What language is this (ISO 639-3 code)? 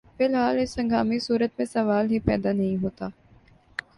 urd